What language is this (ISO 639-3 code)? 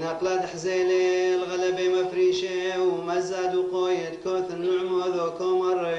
ara